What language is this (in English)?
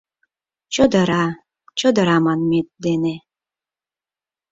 Mari